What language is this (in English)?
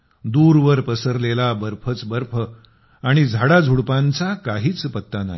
Marathi